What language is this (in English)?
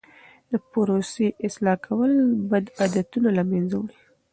Pashto